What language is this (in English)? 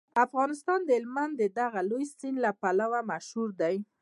Pashto